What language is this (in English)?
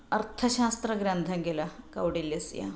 Sanskrit